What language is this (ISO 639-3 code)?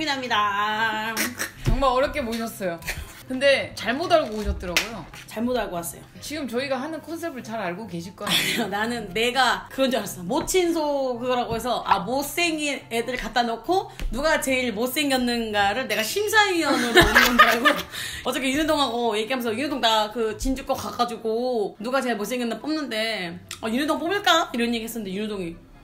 kor